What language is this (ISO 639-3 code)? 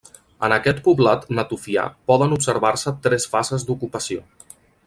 cat